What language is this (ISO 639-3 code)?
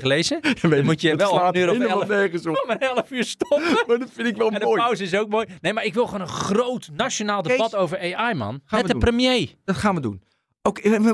nld